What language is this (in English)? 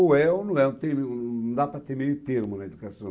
Portuguese